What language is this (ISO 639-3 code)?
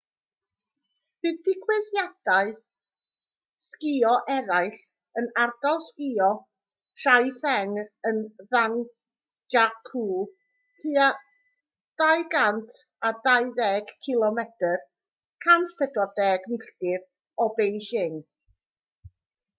cym